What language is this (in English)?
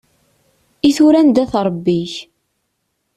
Kabyle